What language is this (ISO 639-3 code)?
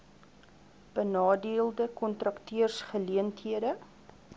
afr